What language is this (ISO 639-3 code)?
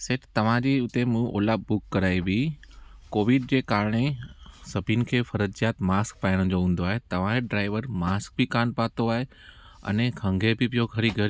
snd